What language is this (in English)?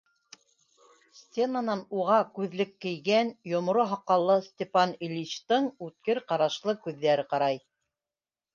Bashkir